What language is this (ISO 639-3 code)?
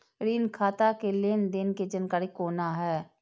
mai